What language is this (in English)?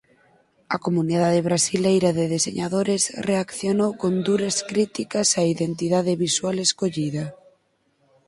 Galician